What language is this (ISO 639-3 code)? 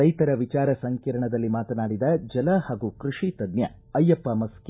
kan